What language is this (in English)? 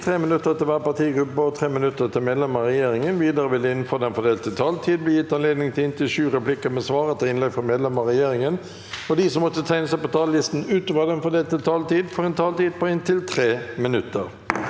Norwegian